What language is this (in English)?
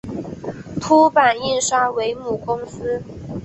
Chinese